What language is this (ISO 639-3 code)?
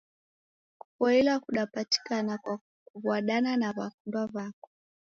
dav